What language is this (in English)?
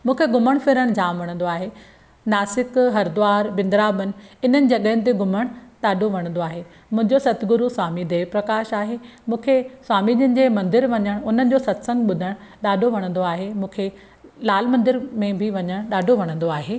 Sindhi